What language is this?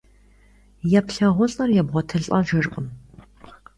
Kabardian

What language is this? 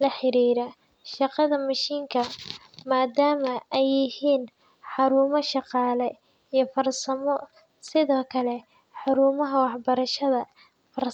Somali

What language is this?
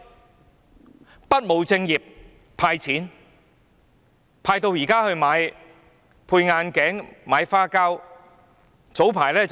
Cantonese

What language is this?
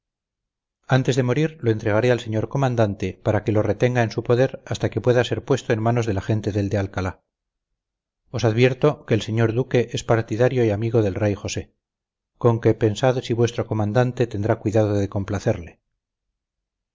Spanish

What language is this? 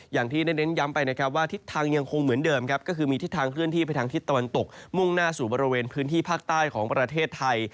Thai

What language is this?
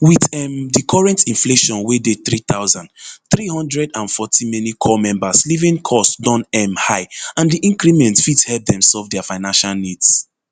Nigerian Pidgin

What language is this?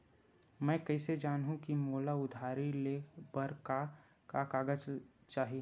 Chhattisgarhi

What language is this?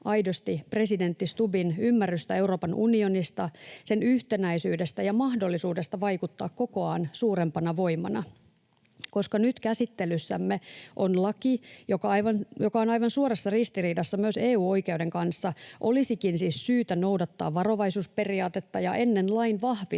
Finnish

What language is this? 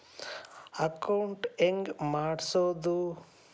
Kannada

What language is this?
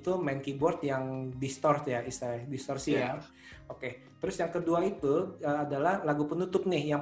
Indonesian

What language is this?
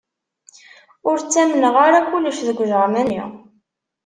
Kabyle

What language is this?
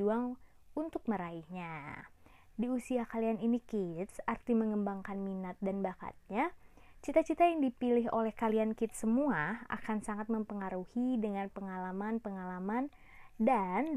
Indonesian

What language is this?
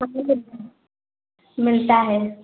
Hindi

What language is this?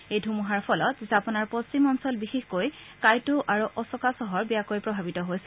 Assamese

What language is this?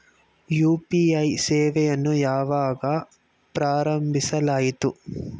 Kannada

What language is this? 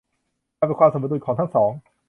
Thai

